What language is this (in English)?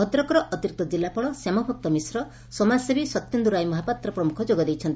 Odia